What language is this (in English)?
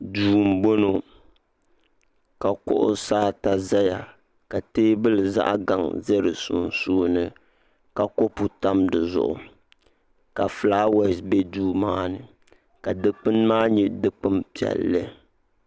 Dagbani